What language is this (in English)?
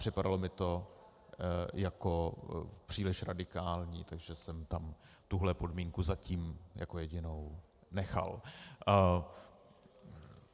Czech